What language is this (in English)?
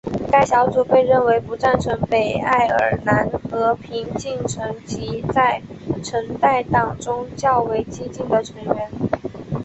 Chinese